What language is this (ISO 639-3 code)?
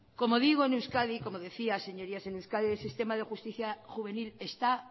spa